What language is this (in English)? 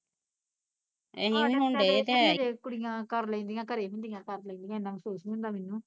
Punjabi